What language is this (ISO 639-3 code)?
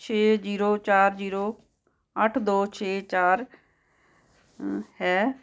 pan